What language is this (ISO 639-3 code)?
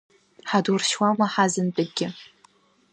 abk